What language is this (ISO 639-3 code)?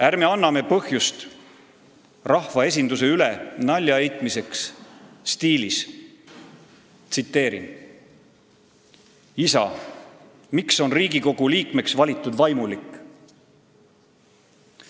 est